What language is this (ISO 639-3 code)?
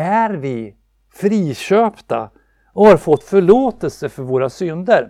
swe